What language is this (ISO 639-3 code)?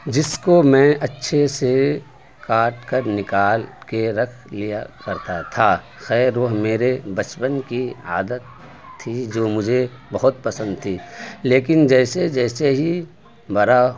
urd